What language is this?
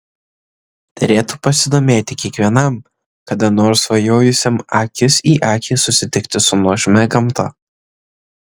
Lithuanian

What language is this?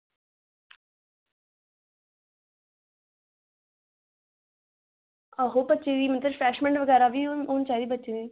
Dogri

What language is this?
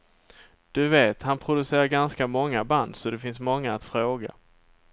Swedish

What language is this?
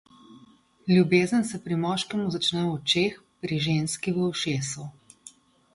Slovenian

